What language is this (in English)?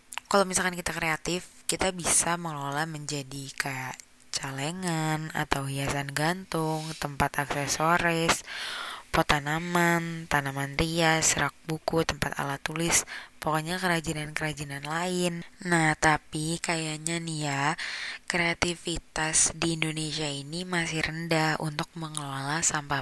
Indonesian